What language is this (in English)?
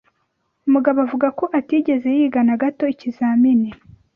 Kinyarwanda